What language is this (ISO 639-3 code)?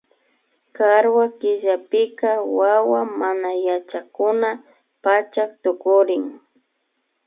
qvi